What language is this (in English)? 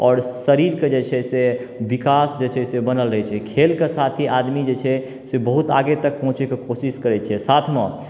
Maithili